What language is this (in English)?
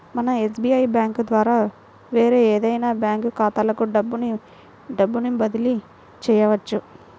Telugu